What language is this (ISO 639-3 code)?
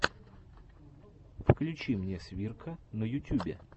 rus